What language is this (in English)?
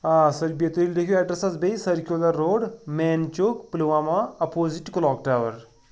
Kashmiri